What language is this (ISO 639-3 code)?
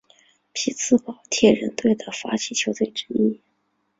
zho